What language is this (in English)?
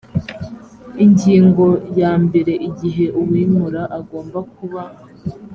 Kinyarwanda